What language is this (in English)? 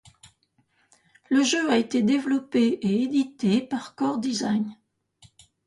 French